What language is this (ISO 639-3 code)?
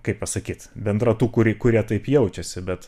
lit